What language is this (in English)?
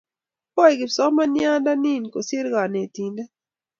Kalenjin